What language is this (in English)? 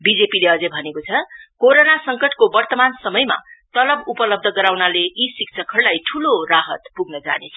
Nepali